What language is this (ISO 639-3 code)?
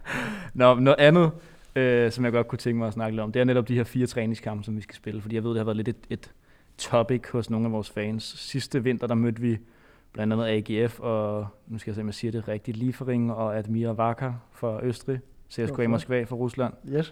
dan